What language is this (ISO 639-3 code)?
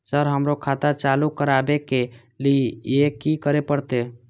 mai